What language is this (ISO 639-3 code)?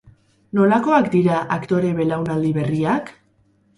eus